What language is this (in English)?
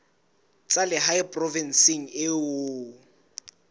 Southern Sotho